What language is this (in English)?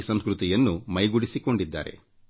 Kannada